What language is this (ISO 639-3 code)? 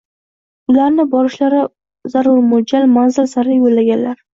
uzb